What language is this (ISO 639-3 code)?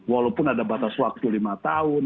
ind